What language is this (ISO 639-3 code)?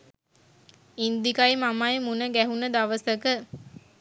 sin